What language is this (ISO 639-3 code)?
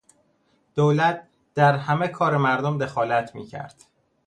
fas